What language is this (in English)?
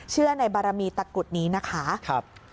Thai